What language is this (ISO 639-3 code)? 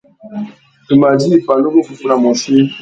bag